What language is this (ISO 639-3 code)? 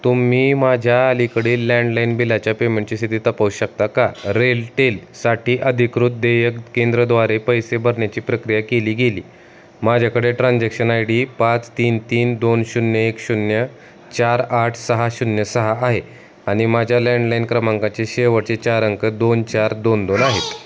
mar